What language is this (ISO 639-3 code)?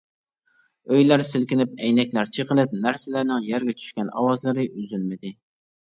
uig